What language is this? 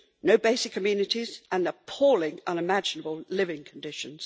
English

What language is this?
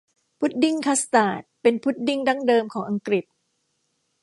Thai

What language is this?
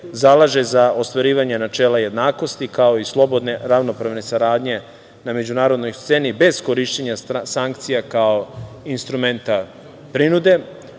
Serbian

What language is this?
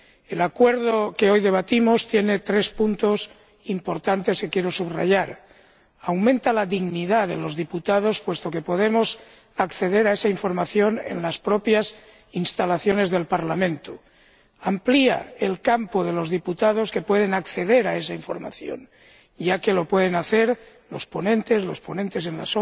Spanish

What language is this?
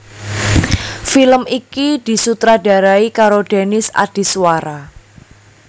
Javanese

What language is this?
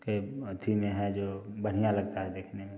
Hindi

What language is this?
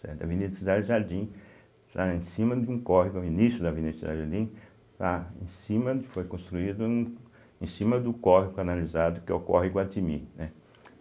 Portuguese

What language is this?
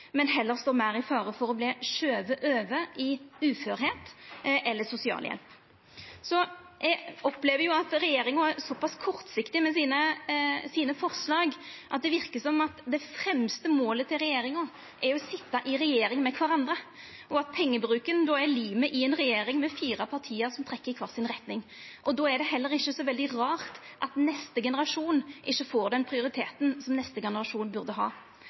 Norwegian Nynorsk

